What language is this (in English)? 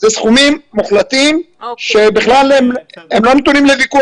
Hebrew